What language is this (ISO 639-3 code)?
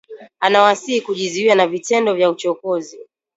swa